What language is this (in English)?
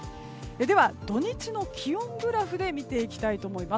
Japanese